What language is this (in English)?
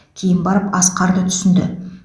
Kazakh